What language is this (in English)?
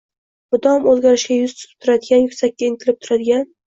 Uzbek